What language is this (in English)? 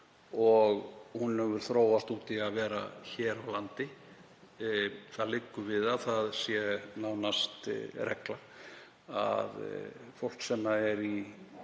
Icelandic